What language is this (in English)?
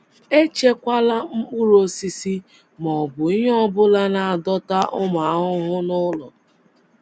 Igbo